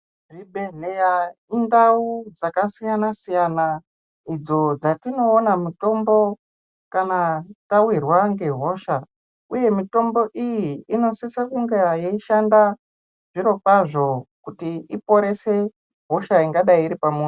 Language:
Ndau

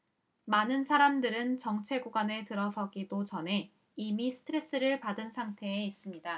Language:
Korean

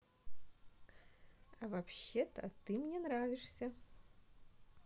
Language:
Russian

